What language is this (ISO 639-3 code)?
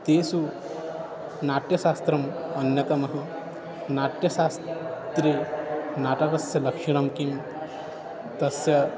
san